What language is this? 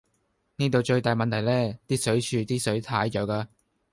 Cantonese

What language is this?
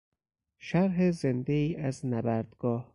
Persian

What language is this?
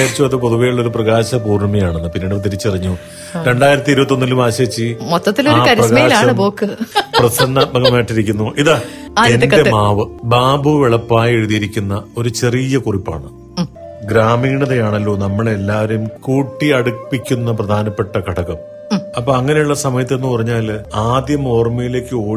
Malayalam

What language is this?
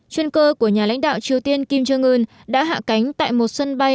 Vietnamese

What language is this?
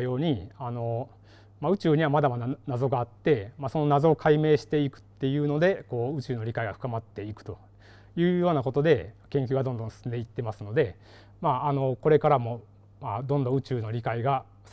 Japanese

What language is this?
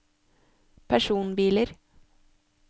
Norwegian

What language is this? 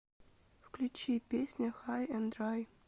Russian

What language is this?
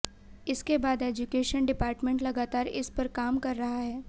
Hindi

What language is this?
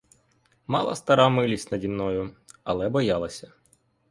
Ukrainian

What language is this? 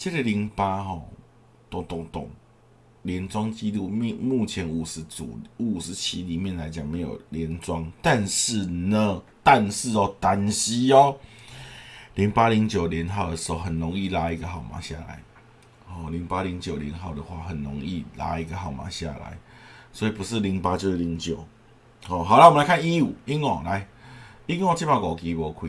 Chinese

